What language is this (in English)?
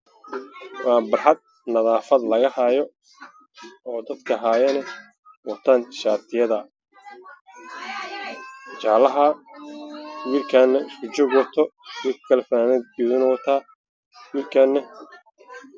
Somali